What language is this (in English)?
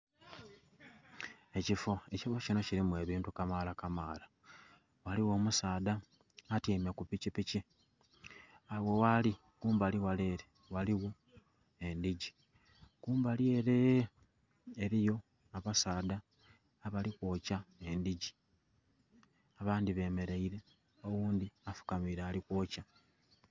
Soga